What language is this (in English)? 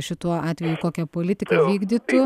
Lithuanian